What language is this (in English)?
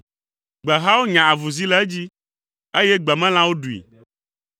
Ewe